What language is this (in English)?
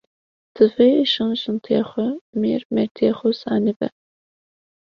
Kurdish